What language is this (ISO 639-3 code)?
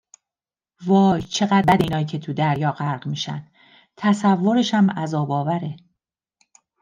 fas